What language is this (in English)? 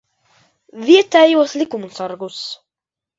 Latvian